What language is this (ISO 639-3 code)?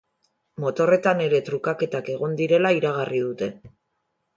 eus